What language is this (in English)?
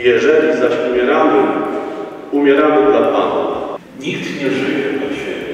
Polish